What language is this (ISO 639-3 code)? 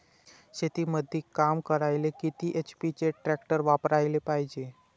mar